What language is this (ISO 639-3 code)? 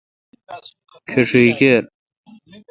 xka